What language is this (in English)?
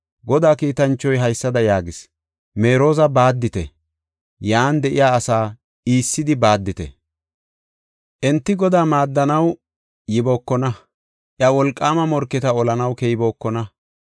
Gofa